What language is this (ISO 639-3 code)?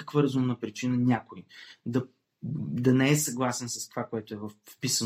bul